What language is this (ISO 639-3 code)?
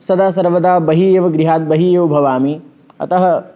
san